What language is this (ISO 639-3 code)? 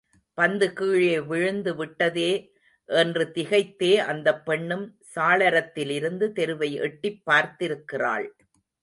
tam